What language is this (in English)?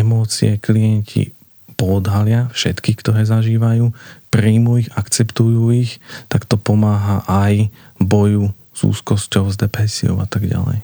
Slovak